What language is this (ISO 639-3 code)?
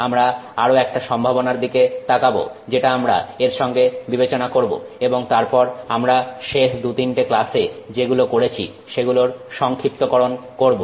ben